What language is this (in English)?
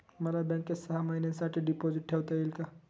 Marathi